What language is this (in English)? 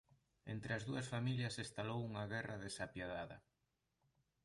Galician